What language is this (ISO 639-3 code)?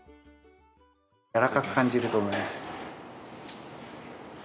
jpn